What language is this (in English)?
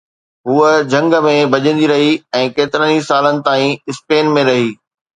Sindhi